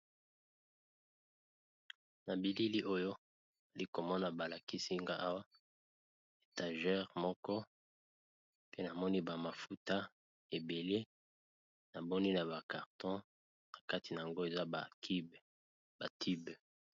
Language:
Lingala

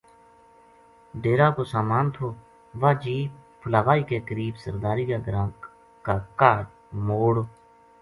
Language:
Gujari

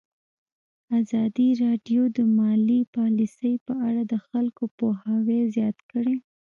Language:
Pashto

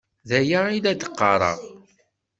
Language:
Kabyle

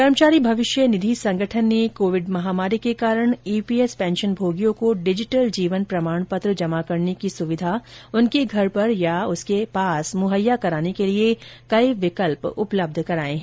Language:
Hindi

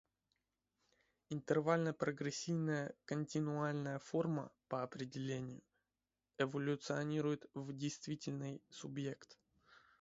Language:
Russian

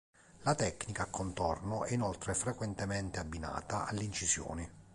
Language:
Italian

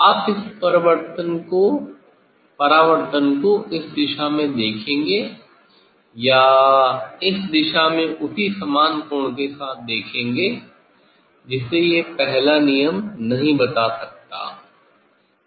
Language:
Hindi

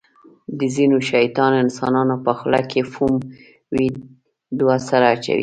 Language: Pashto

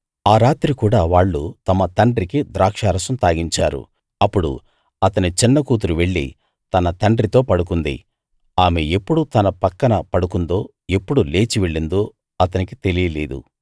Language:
Telugu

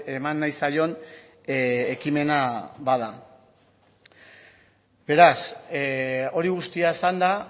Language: Basque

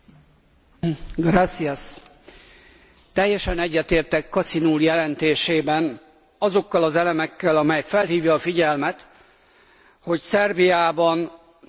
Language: Hungarian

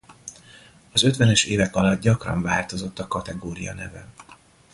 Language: Hungarian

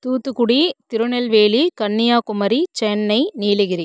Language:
Tamil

